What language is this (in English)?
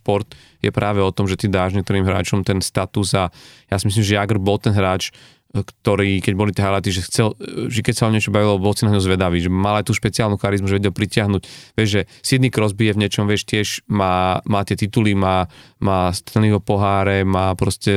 Slovak